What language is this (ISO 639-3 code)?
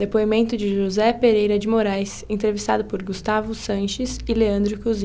por